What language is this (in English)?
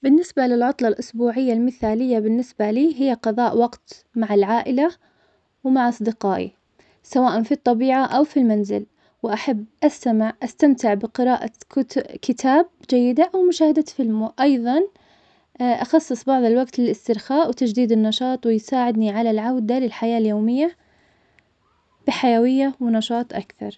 Omani Arabic